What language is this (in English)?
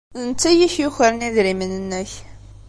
Kabyle